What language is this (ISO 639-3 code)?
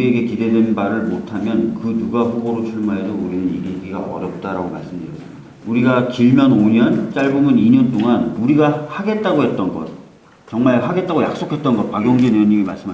kor